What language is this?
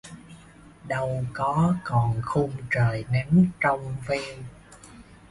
Vietnamese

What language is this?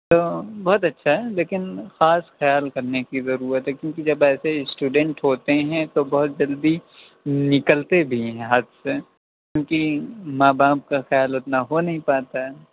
Urdu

